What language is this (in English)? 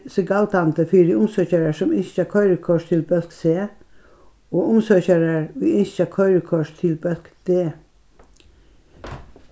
Faroese